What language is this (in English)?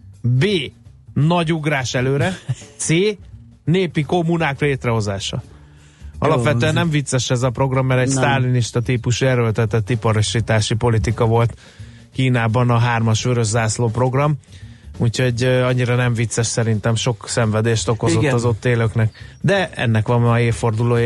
Hungarian